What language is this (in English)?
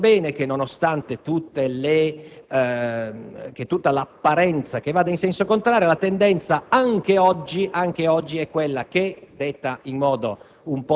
Italian